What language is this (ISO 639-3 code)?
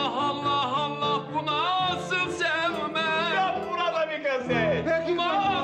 tur